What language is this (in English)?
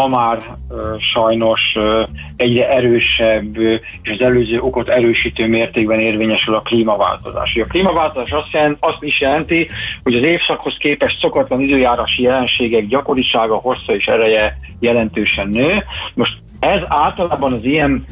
Hungarian